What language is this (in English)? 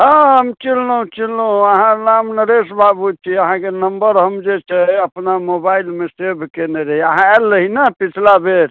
Maithili